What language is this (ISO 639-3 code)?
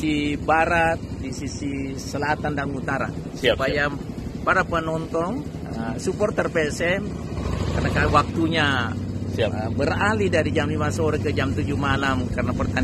ind